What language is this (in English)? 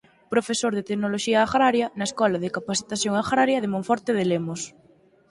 Galician